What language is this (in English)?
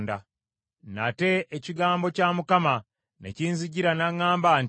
Ganda